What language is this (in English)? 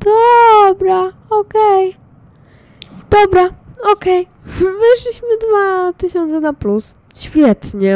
Polish